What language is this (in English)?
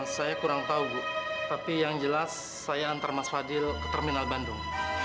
Indonesian